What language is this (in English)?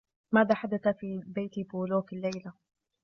Arabic